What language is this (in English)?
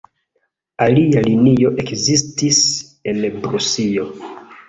Esperanto